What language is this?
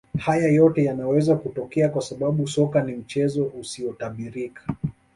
Swahili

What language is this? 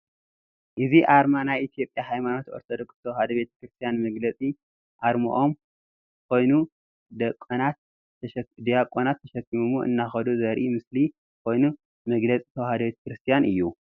Tigrinya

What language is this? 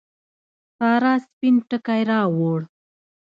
Pashto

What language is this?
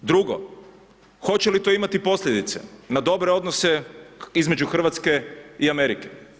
Croatian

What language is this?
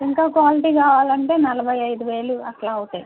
Telugu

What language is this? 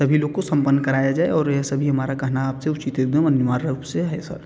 Hindi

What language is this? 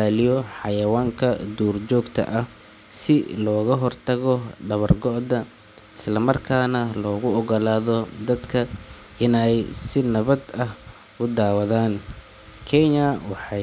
Somali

